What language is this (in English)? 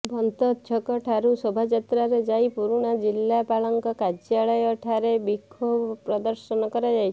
Odia